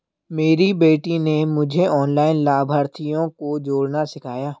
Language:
Hindi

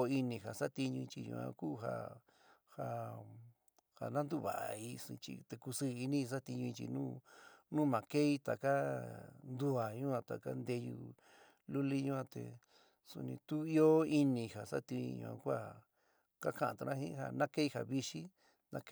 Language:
San Miguel El Grande Mixtec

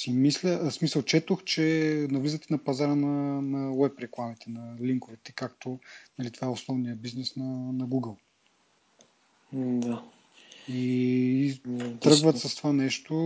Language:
Bulgarian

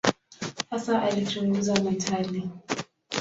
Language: Swahili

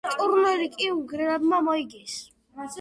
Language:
Georgian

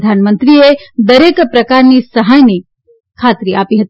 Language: Gujarati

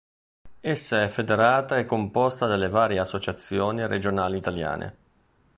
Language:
Italian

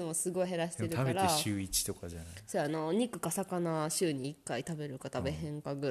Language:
Japanese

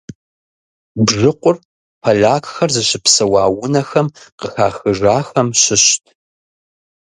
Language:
Kabardian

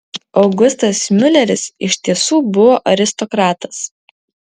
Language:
Lithuanian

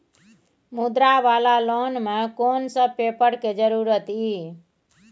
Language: Maithili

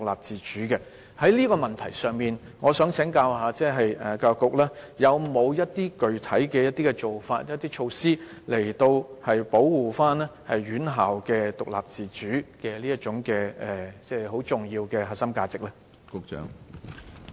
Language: Cantonese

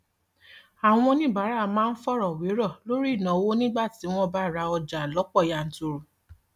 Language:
Yoruba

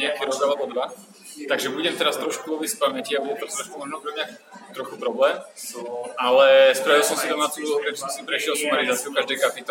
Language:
Slovak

